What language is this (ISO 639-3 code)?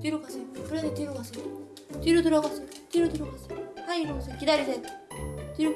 kor